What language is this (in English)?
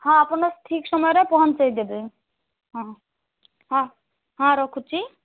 Odia